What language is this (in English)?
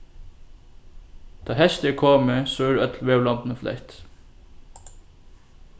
Faroese